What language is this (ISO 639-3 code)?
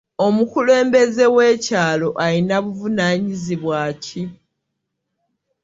lug